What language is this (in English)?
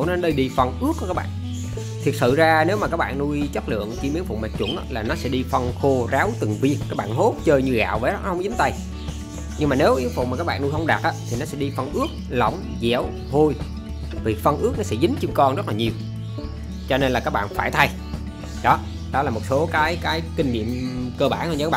Vietnamese